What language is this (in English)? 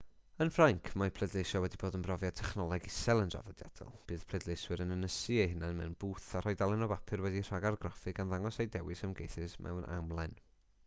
Welsh